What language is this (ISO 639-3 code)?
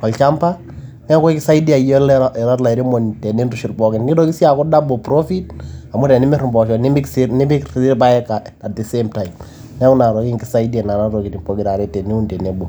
mas